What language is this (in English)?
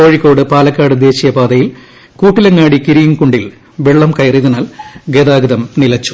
Malayalam